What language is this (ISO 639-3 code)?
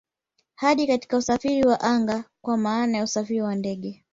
swa